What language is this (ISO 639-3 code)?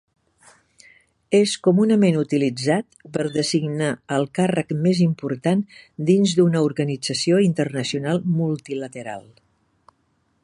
cat